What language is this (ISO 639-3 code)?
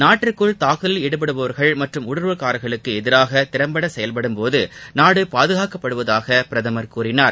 tam